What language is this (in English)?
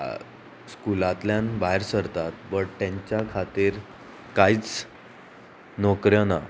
Konkani